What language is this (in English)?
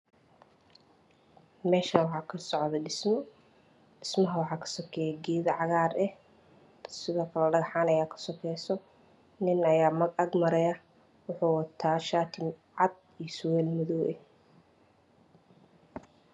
Somali